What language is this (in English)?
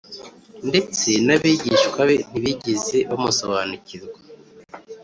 Kinyarwanda